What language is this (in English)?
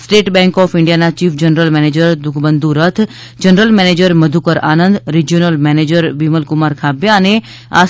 Gujarati